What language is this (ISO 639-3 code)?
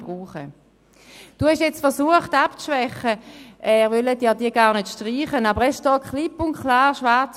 gsw